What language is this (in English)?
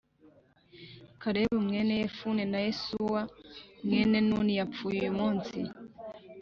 Kinyarwanda